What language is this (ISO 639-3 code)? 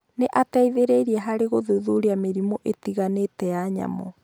kik